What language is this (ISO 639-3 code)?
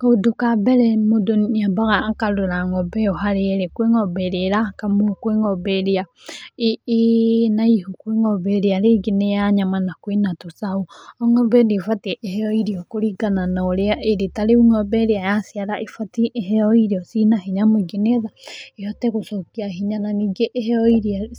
kik